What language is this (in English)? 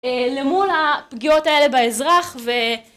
Hebrew